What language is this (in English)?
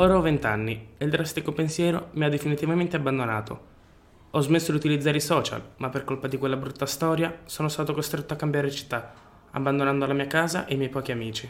Italian